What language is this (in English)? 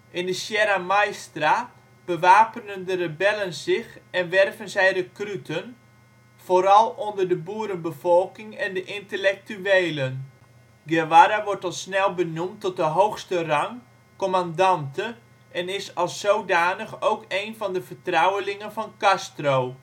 Dutch